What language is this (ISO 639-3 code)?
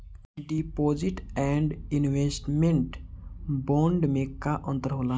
bho